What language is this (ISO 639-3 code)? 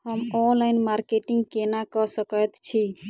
mai